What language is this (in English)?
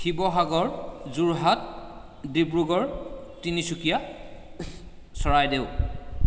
Assamese